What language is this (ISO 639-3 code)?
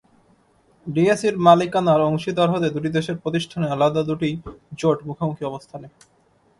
ben